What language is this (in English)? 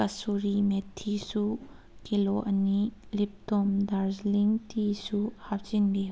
Manipuri